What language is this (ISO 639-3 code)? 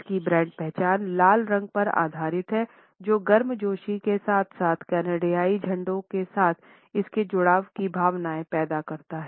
hin